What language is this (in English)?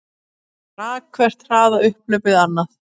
Icelandic